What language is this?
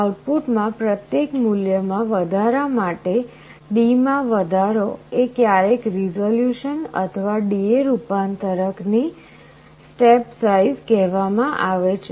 Gujarati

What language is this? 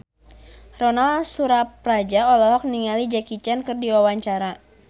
Sundanese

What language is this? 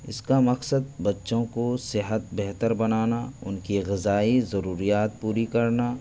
Urdu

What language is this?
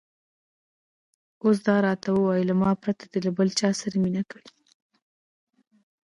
Pashto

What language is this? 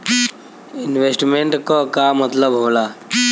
Bhojpuri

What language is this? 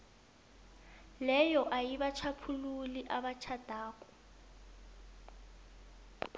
South Ndebele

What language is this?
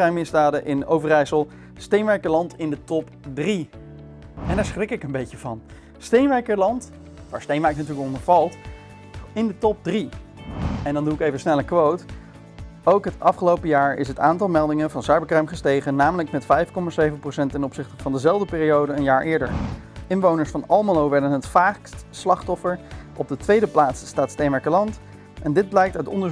Dutch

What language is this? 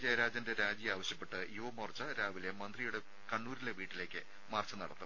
Malayalam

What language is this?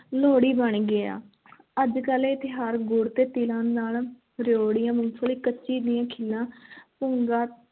Punjabi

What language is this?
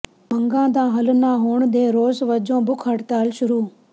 Punjabi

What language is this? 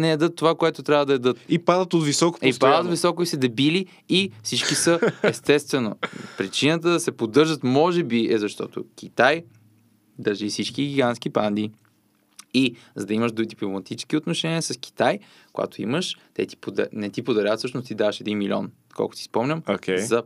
Bulgarian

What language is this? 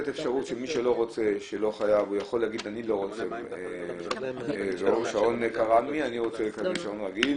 Hebrew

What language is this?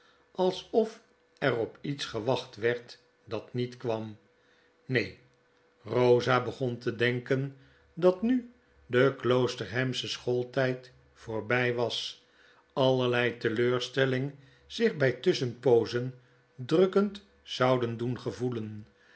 Dutch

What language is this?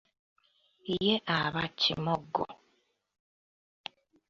Ganda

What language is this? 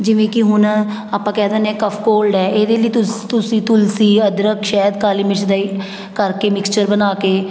Punjabi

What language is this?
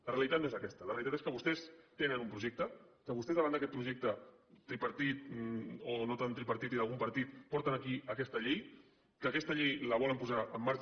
Catalan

